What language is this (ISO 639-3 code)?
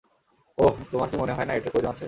ben